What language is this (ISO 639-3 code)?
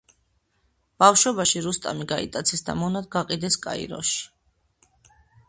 kat